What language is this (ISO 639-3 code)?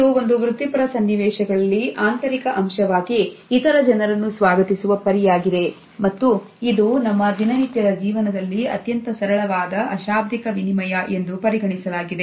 kan